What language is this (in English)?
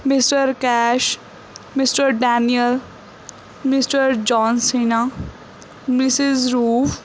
Punjabi